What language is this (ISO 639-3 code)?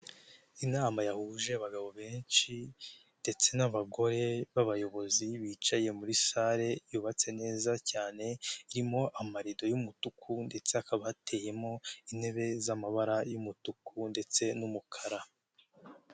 kin